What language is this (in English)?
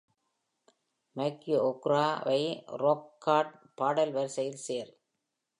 Tamil